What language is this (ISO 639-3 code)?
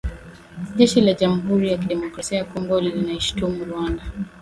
swa